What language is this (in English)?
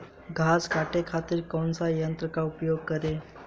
Bhojpuri